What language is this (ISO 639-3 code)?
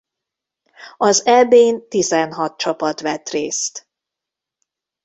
hun